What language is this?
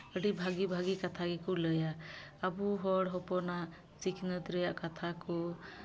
Santali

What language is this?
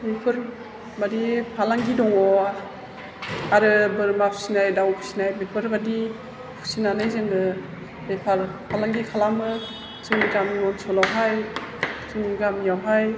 Bodo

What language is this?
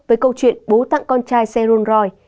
Vietnamese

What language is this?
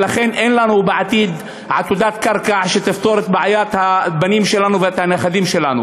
Hebrew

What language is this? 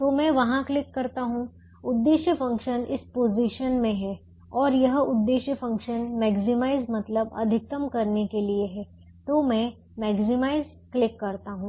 Hindi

